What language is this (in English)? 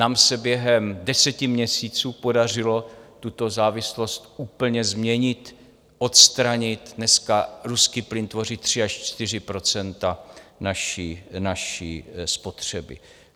Czech